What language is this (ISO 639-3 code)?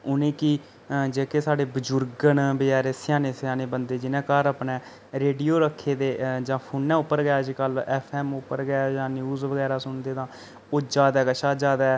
doi